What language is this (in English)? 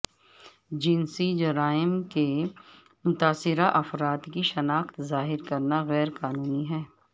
Urdu